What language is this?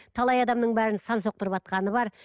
Kazakh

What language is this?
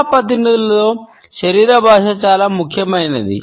Telugu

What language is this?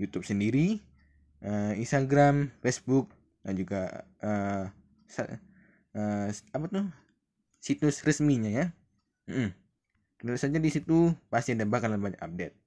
Indonesian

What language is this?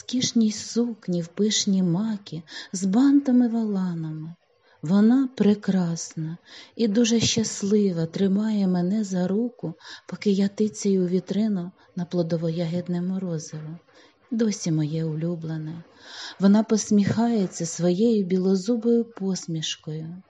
Ukrainian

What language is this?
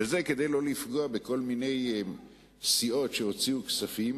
Hebrew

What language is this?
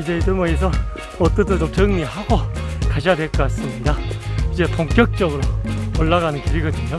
Korean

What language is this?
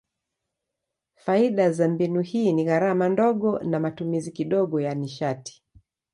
Swahili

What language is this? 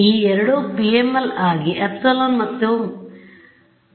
Kannada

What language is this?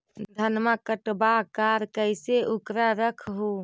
Magahi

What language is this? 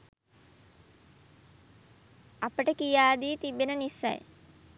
Sinhala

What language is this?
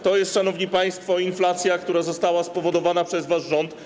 Polish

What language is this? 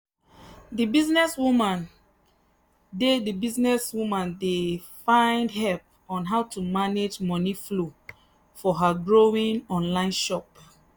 Nigerian Pidgin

